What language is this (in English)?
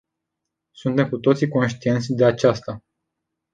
Romanian